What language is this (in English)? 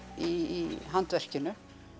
Icelandic